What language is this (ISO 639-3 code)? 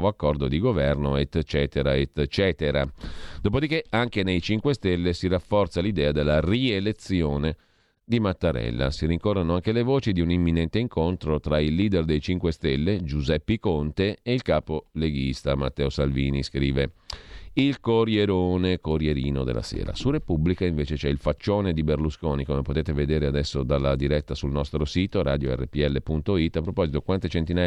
ita